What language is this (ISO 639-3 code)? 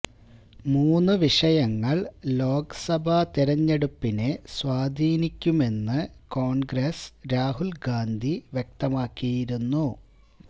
mal